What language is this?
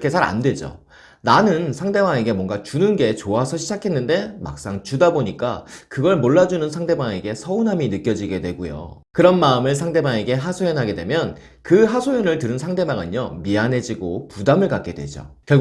Korean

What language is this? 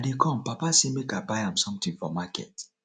Nigerian Pidgin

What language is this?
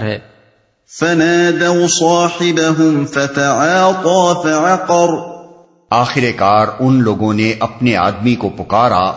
Urdu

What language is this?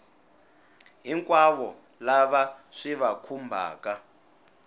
Tsonga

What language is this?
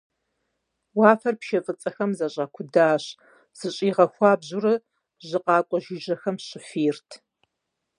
Kabardian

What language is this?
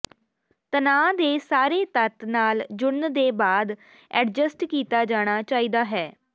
Punjabi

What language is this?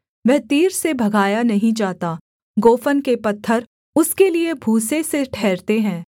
Hindi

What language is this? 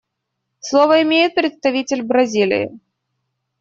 Russian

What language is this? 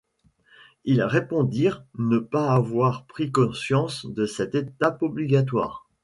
French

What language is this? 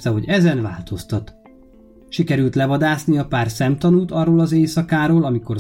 Hungarian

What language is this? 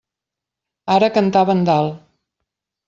Catalan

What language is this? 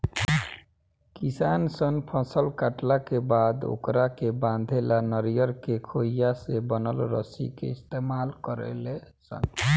Bhojpuri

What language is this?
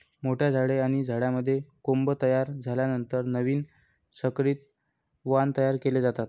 Marathi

